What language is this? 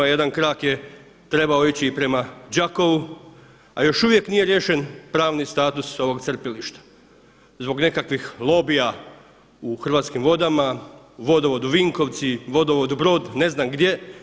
Croatian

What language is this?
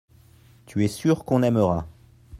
French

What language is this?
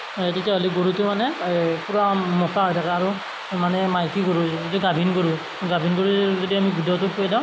Assamese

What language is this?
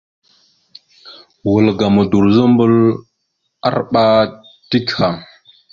Mada (Cameroon)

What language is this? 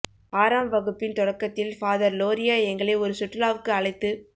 Tamil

